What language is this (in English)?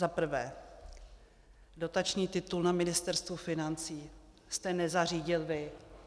Czech